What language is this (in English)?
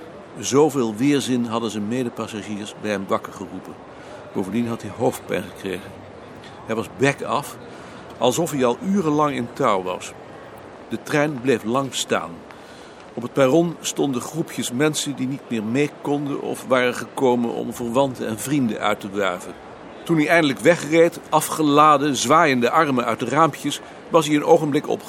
Dutch